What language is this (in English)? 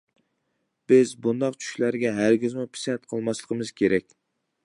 Uyghur